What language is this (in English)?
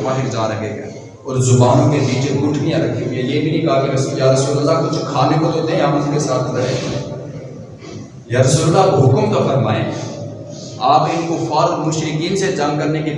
Urdu